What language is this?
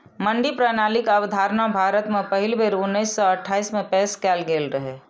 Maithili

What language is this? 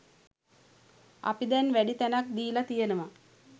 Sinhala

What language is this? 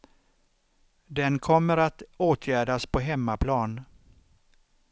Swedish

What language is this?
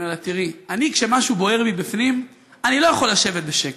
Hebrew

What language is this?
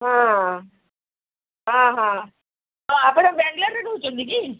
Odia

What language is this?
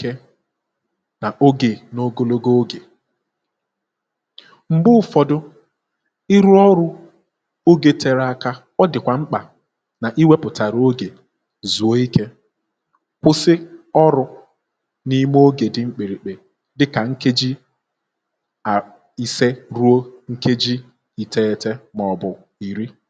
Igbo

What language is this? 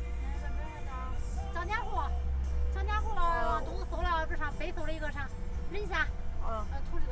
Chinese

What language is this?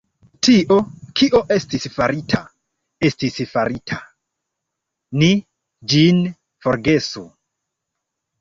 Esperanto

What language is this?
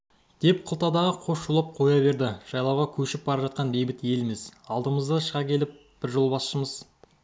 Kazakh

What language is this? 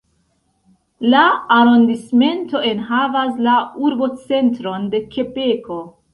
Esperanto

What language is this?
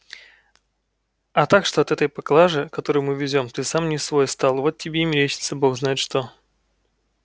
Russian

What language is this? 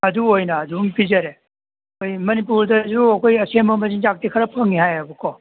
Manipuri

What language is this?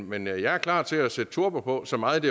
Danish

